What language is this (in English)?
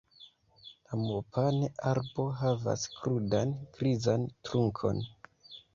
Esperanto